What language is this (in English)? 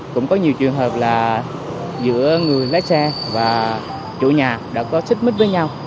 Vietnamese